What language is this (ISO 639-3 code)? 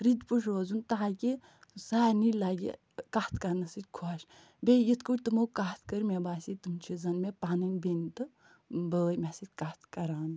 kas